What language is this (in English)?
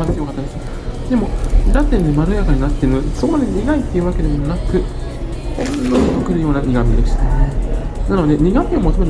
Japanese